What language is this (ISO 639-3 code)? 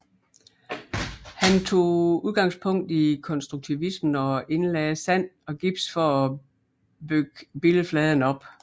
dan